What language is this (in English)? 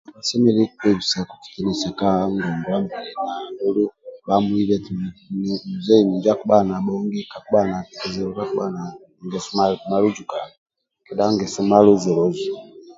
Amba (Uganda)